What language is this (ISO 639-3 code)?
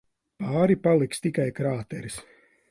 lav